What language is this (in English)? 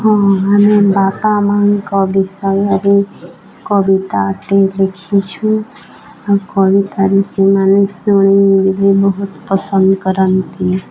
Odia